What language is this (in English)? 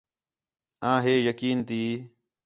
Khetrani